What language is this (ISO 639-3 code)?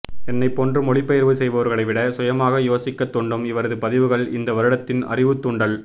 tam